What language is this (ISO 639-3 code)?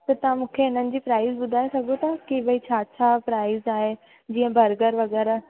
snd